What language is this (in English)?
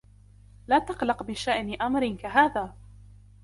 Arabic